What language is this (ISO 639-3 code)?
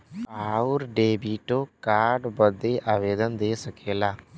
bho